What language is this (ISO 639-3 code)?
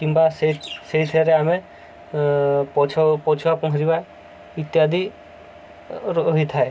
ori